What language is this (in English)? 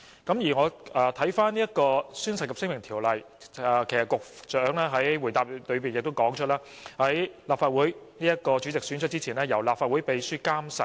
Cantonese